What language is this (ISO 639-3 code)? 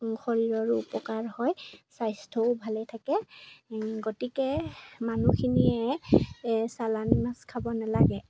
asm